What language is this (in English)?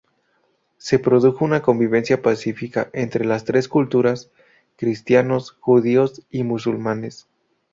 Spanish